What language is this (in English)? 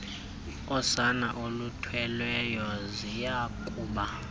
Xhosa